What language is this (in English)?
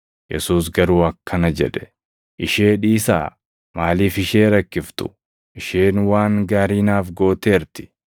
Oromo